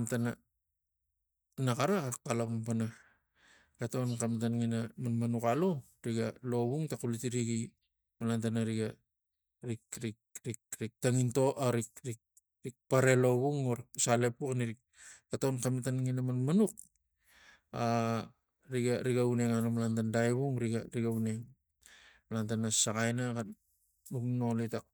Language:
Tigak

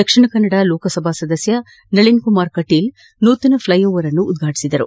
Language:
Kannada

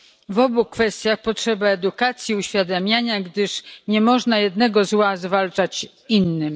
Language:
Polish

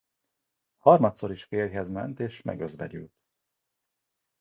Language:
Hungarian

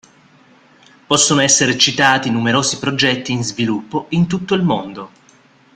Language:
Italian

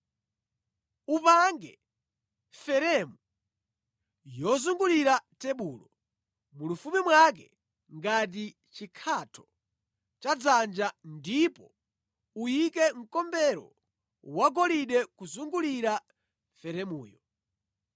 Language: Nyanja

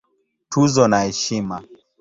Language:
Swahili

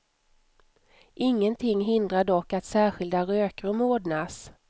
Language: Swedish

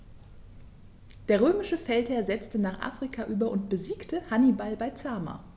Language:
German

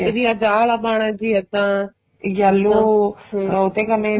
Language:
Punjabi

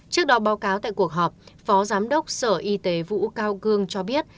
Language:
Vietnamese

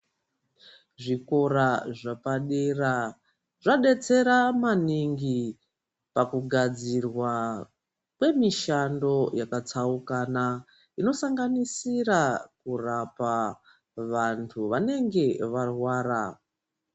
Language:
Ndau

